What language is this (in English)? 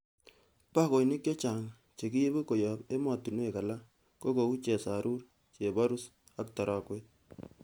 Kalenjin